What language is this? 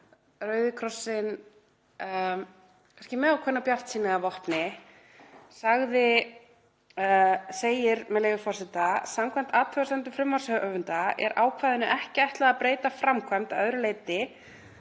Icelandic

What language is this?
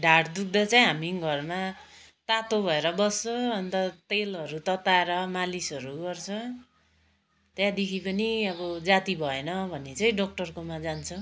Nepali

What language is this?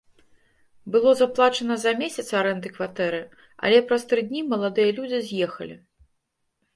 Belarusian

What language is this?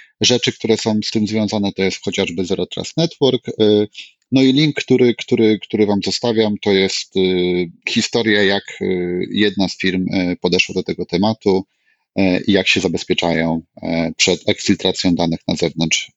Polish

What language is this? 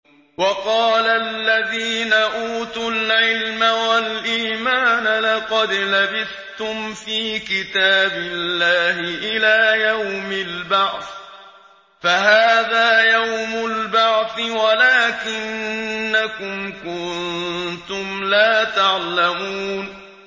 Arabic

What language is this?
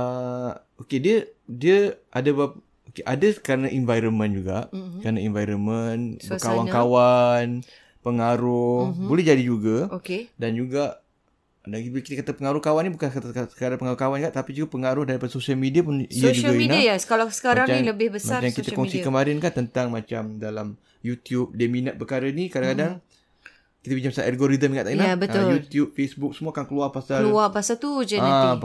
Malay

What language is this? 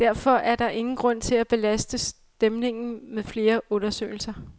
Danish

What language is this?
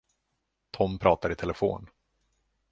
Swedish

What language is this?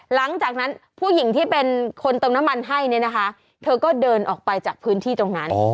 Thai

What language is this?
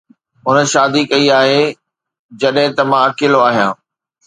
Sindhi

